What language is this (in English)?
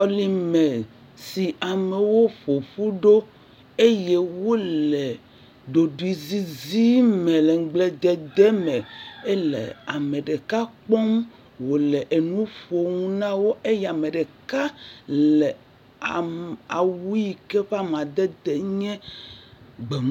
Ewe